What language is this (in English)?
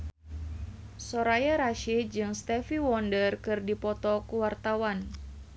Sundanese